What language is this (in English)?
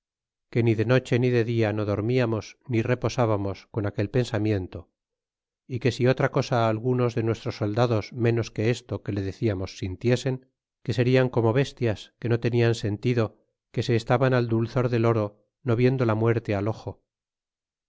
Spanish